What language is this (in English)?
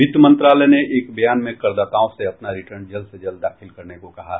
Hindi